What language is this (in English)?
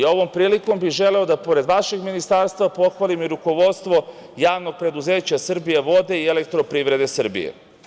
Serbian